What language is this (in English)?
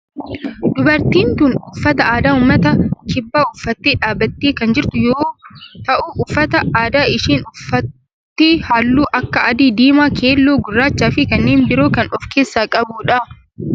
Oromo